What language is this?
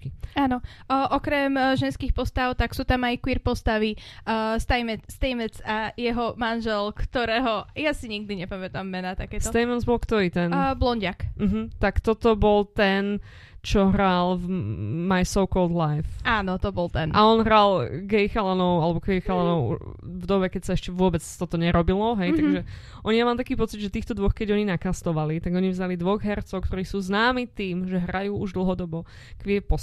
Slovak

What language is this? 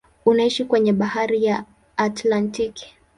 Swahili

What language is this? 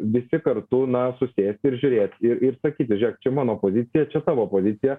Lithuanian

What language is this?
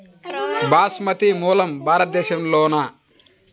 Telugu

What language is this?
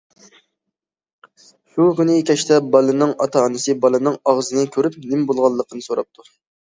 Uyghur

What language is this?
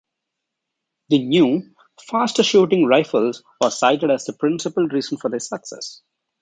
English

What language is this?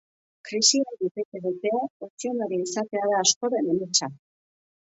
Basque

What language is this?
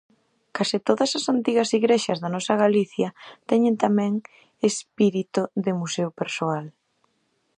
Galician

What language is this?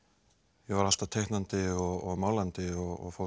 Icelandic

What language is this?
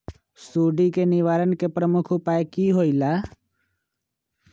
Magahi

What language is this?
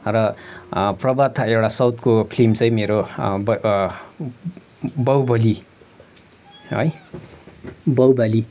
Nepali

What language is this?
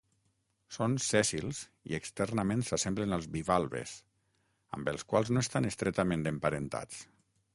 Catalan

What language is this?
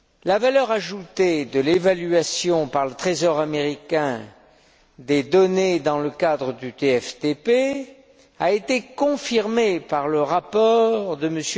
French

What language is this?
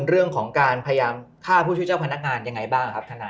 Thai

